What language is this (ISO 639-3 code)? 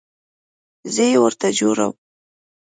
pus